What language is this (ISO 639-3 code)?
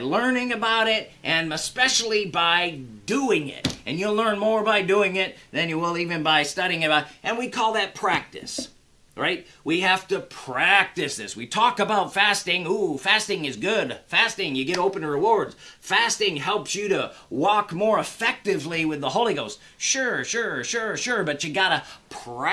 eng